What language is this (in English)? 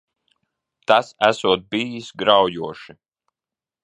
Latvian